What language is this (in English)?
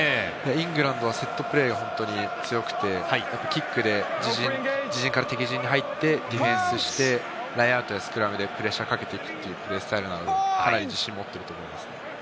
Japanese